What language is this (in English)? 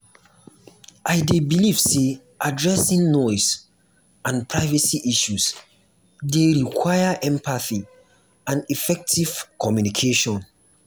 Nigerian Pidgin